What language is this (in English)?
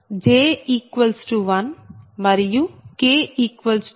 Telugu